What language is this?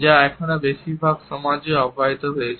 Bangla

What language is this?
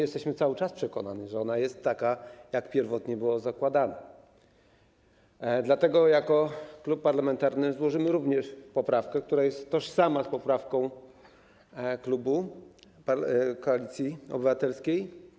Polish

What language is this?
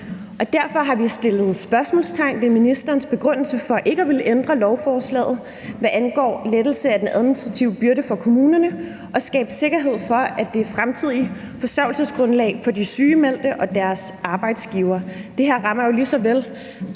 Danish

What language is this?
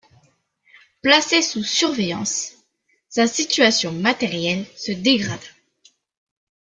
French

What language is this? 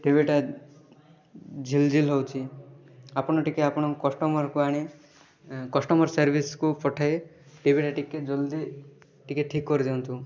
Odia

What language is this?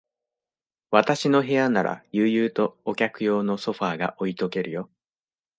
Japanese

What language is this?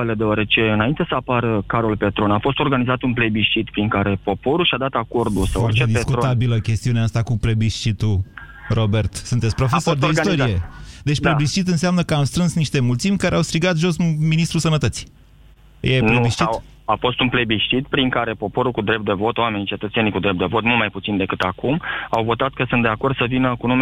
Romanian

